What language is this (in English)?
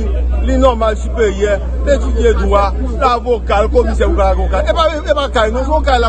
French